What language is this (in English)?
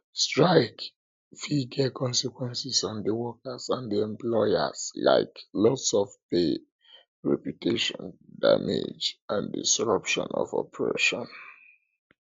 Nigerian Pidgin